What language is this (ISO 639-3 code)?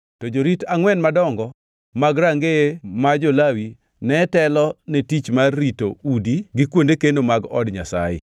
luo